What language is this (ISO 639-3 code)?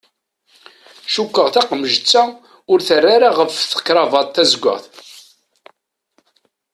kab